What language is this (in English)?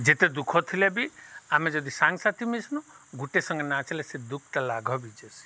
Odia